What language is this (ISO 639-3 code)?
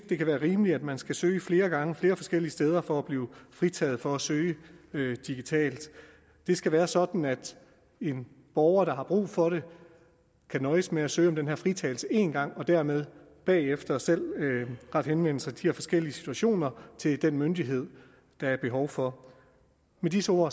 dan